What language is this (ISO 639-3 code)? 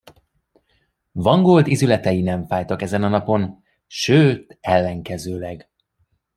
hun